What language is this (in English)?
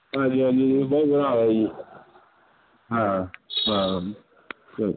Punjabi